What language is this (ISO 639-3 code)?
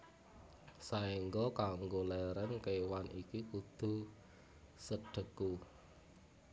jav